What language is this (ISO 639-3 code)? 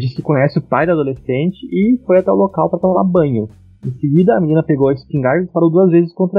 por